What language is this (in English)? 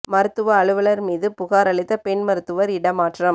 Tamil